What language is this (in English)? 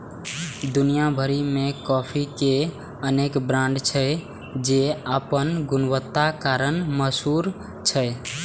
Maithili